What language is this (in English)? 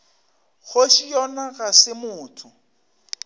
Northern Sotho